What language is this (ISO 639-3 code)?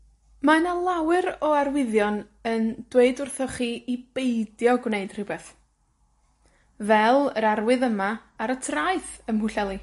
cym